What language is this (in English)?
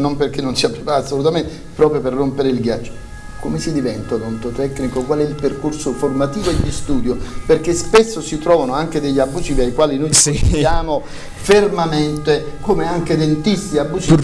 Italian